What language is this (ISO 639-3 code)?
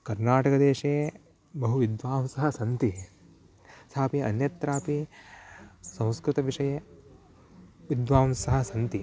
san